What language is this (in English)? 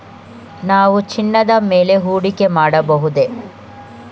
Kannada